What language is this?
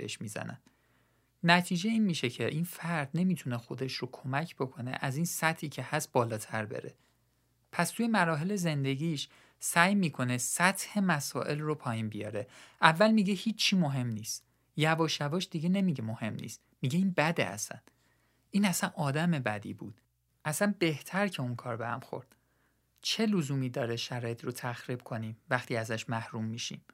Persian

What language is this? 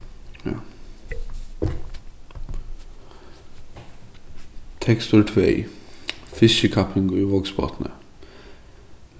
Faroese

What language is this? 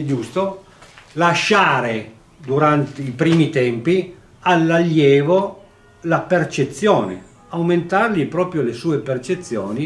Italian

